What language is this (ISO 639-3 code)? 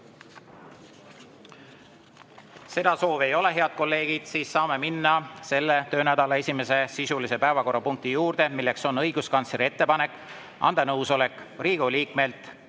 est